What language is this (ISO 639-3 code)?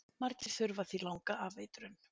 isl